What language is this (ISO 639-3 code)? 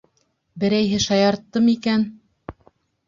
bak